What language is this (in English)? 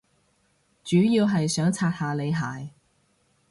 Cantonese